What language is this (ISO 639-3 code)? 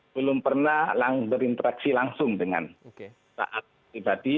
ind